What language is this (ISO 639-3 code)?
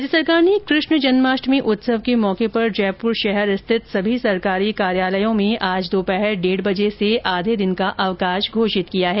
hin